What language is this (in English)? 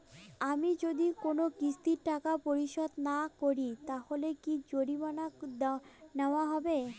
Bangla